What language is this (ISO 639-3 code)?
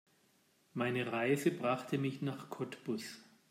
deu